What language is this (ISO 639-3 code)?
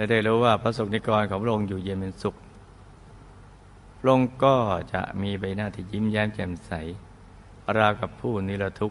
tha